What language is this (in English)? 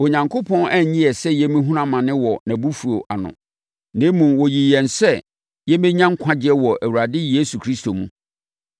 Akan